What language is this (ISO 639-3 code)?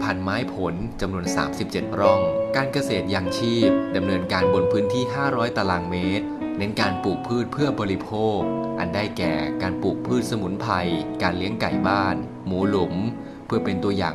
tha